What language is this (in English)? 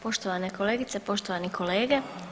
Croatian